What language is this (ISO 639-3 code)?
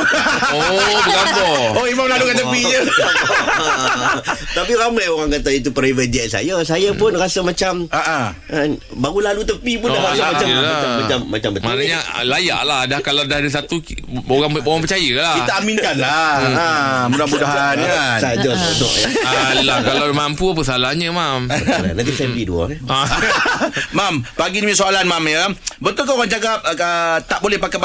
msa